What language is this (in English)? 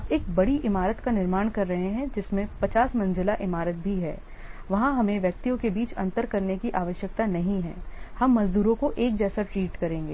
Hindi